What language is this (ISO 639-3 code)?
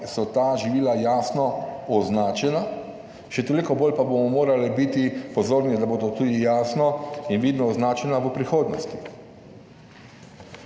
slv